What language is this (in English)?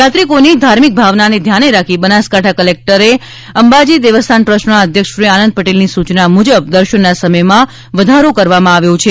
Gujarati